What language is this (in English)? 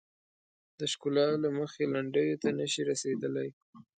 Pashto